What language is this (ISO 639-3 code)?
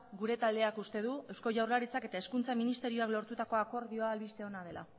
eus